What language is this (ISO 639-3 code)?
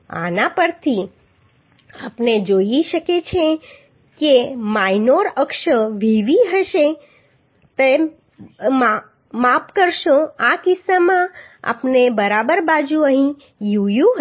guj